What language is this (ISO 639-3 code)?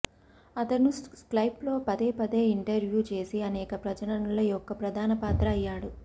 tel